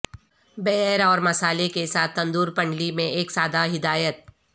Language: Urdu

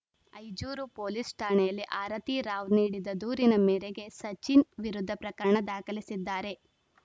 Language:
Kannada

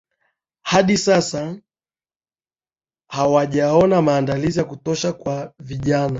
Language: Swahili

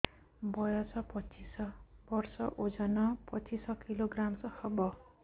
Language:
Odia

